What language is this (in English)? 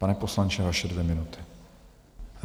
Czech